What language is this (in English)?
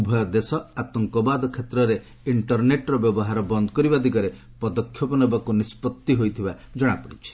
Odia